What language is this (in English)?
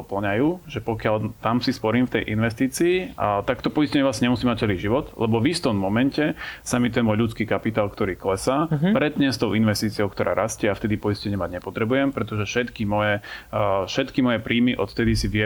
Slovak